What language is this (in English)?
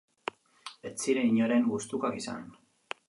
Basque